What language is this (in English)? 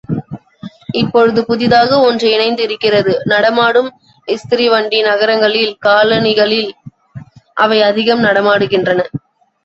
Tamil